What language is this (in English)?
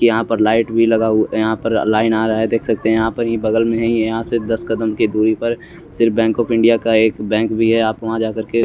Hindi